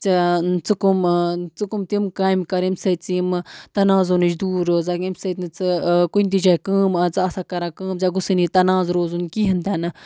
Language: Kashmiri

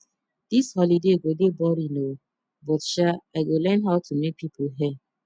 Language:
Nigerian Pidgin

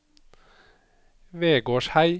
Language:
Norwegian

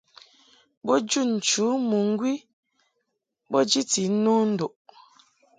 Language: Mungaka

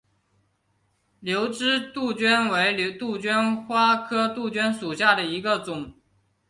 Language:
Chinese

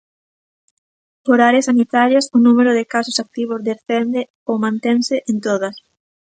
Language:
Galician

